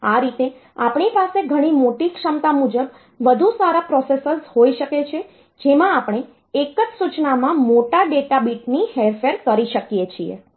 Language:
Gujarati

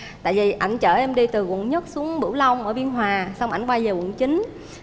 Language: Vietnamese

